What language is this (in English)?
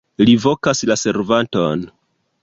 Esperanto